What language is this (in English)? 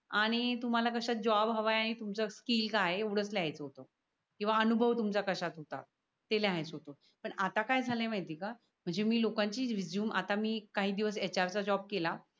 Marathi